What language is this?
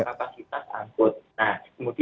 Indonesian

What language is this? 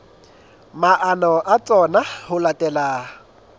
Southern Sotho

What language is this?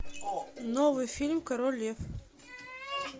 Russian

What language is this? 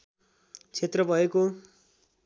Nepali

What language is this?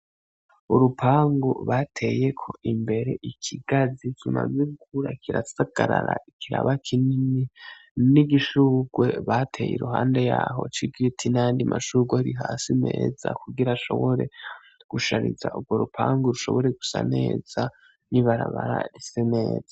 Rundi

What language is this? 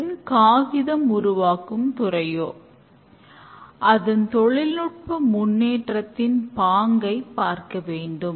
Tamil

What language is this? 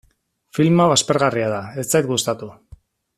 Basque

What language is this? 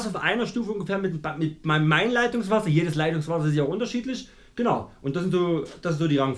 German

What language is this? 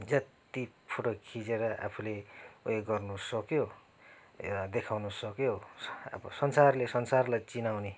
Nepali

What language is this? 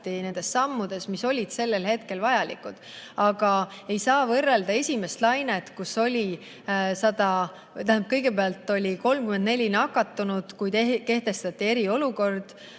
Estonian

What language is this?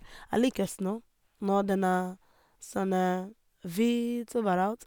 Norwegian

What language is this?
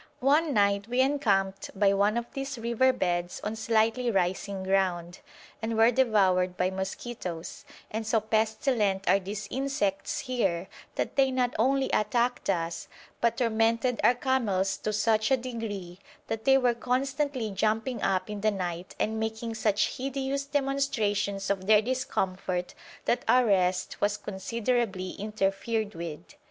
English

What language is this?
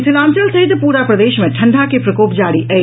Maithili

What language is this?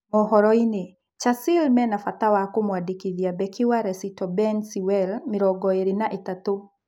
Kikuyu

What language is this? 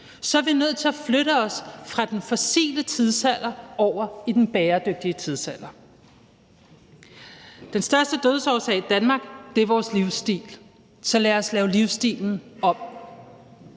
Danish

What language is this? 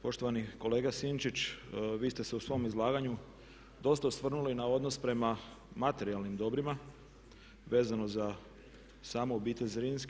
Croatian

